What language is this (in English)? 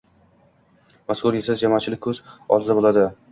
Uzbek